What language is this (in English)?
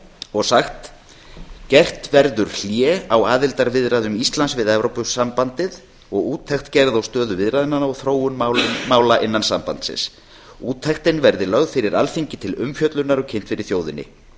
Icelandic